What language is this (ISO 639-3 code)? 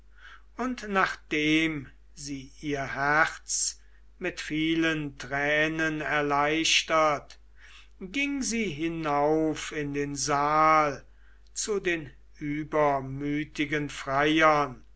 deu